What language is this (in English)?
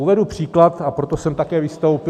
Czech